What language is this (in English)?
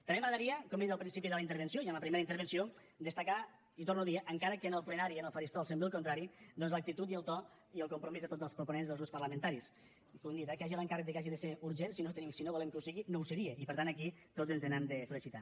Catalan